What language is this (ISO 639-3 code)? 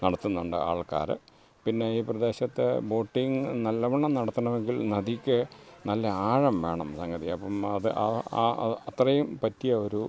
mal